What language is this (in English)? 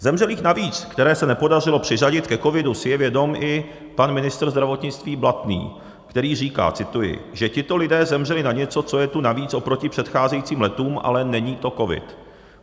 Czech